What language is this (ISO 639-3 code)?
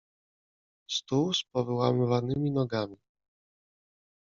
pol